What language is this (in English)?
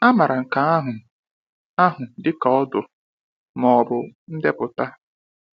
Igbo